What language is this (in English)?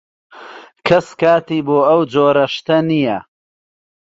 Central Kurdish